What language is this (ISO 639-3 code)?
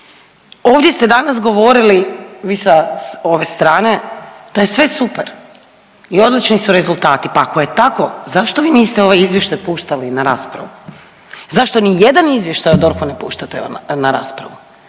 hrv